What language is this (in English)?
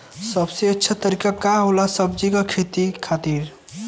Bhojpuri